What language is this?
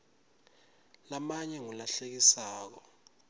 Swati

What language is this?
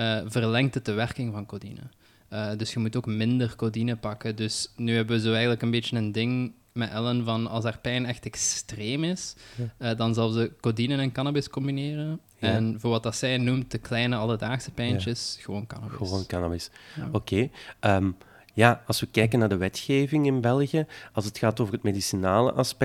Dutch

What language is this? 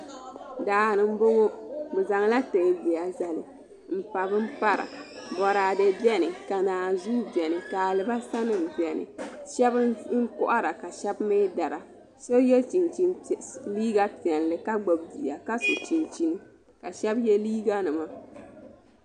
Dagbani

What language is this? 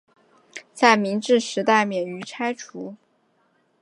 Chinese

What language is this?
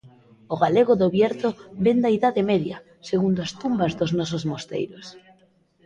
Galician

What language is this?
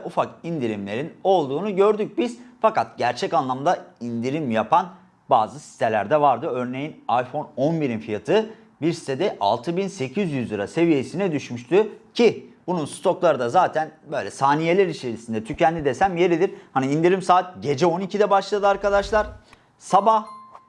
Turkish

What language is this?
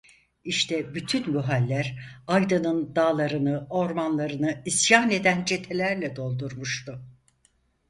Turkish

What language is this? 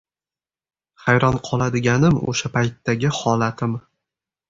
Uzbek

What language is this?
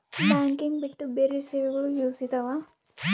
Kannada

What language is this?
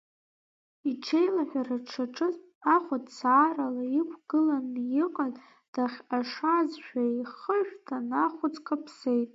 Abkhazian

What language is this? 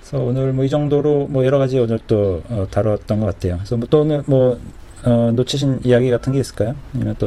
Korean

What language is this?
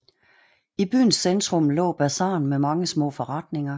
Danish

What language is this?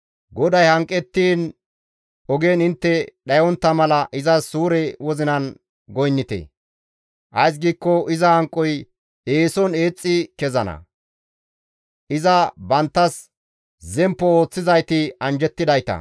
Gamo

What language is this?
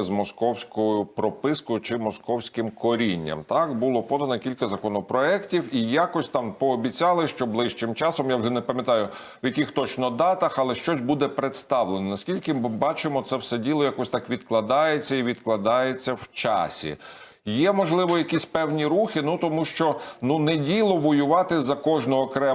Ukrainian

